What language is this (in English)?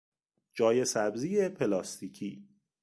Persian